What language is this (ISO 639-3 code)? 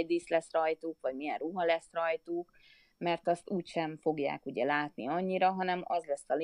hun